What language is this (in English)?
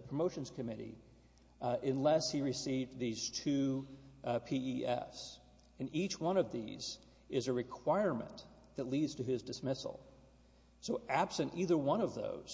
English